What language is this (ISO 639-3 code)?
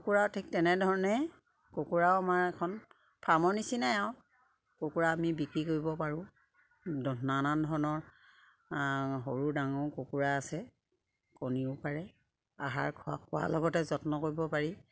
asm